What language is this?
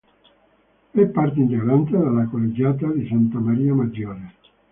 Italian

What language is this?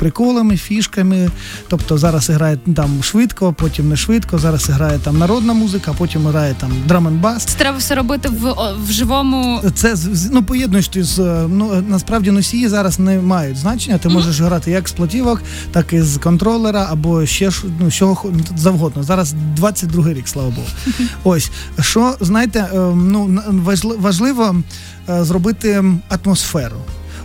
Ukrainian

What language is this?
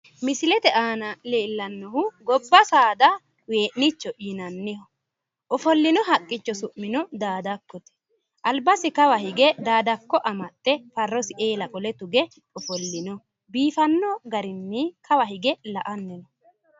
Sidamo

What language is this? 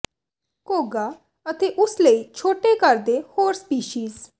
Punjabi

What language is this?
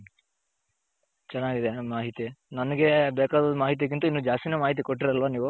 Kannada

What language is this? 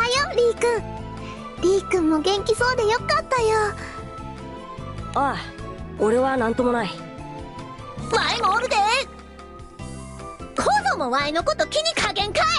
Japanese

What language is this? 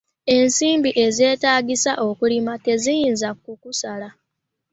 Ganda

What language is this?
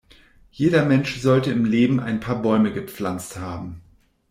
German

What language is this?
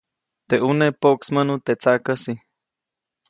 Copainalá Zoque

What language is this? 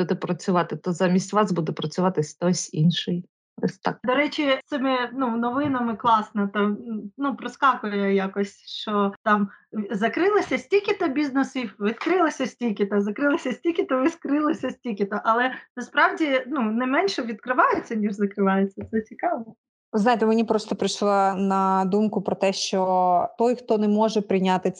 Ukrainian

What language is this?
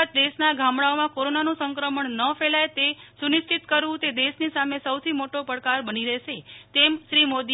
Gujarati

